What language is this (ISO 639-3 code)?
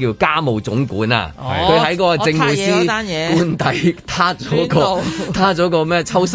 zho